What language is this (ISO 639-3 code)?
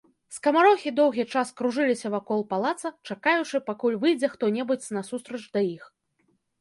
bel